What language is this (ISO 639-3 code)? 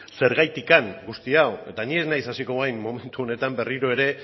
eus